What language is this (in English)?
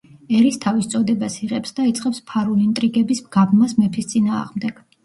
Georgian